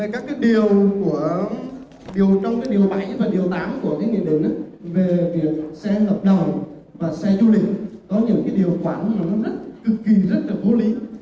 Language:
Vietnamese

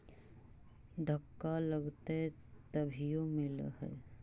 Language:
Magahi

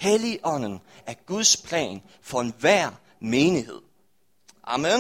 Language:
Danish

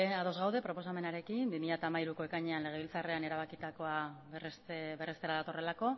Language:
Basque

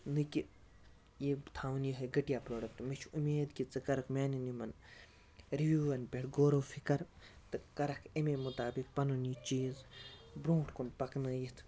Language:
Kashmiri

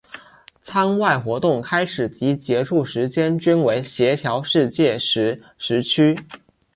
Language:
Chinese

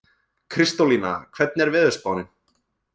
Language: Icelandic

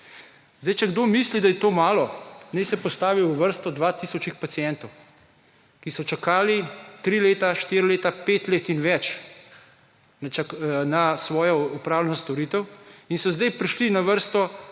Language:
Slovenian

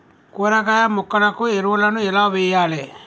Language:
Telugu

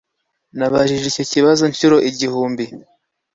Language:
Kinyarwanda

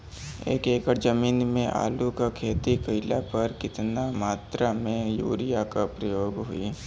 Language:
Bhojpuri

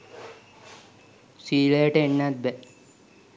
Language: Sinhala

